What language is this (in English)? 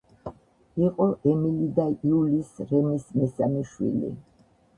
Georgian